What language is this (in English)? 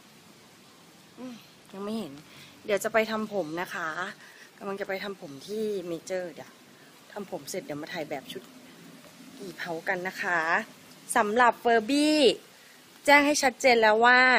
Thai